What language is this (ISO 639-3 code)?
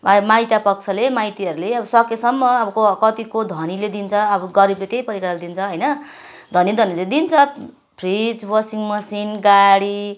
nep